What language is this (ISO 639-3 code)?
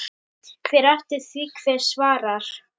isl